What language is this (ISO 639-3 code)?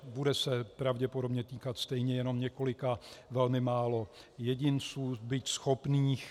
ces